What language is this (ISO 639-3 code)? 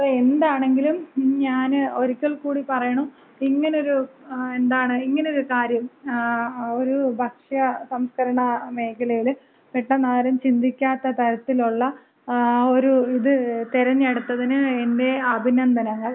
mal